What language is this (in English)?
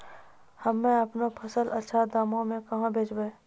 Maithili